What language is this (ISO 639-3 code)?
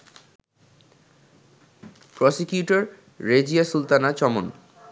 ben